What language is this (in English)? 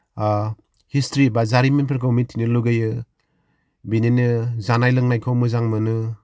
Bodo